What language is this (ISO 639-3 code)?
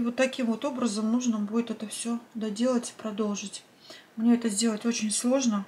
rus